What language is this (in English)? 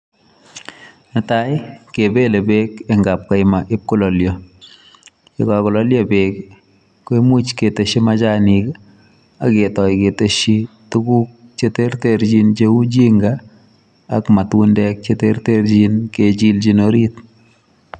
Kalenjin